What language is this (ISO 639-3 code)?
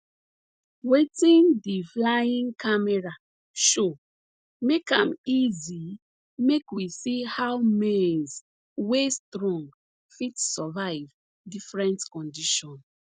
pcm